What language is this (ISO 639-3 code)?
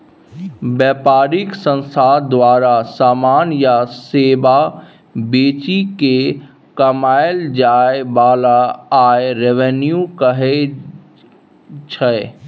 mai